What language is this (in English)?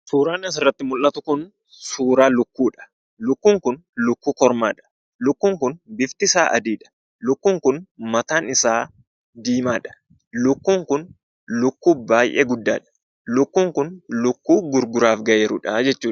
Oromo